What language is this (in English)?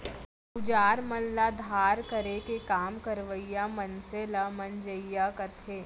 Chhattisgarhi